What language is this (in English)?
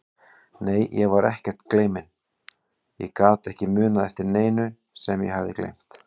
Icelandic